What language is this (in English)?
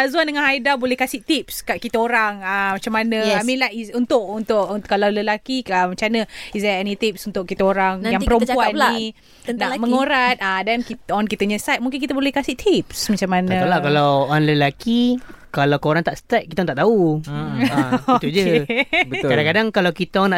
Malay